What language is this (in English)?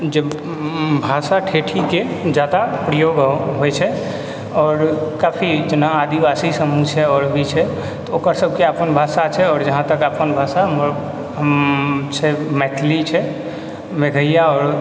Maithili